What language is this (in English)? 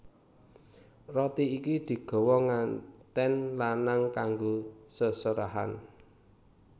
Javanese